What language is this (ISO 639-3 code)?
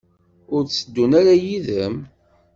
kab